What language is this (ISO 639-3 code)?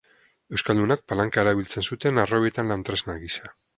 eus